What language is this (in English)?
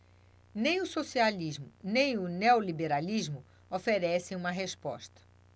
Portuguese